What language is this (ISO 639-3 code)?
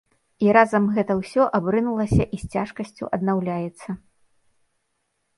bel